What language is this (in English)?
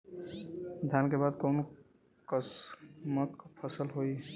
Bhojpuri